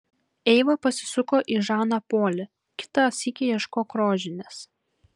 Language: Lithuanian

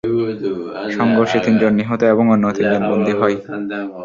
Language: Bangla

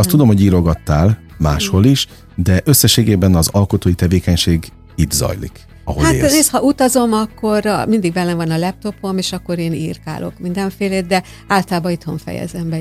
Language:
Hungarian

